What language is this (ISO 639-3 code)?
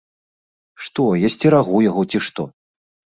bel